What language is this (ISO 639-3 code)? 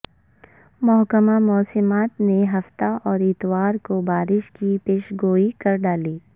urd